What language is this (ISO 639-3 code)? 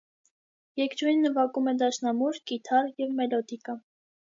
hye